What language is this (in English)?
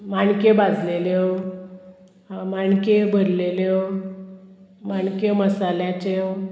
Konkani